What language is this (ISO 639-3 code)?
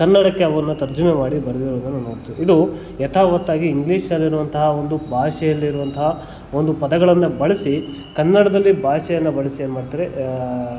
kan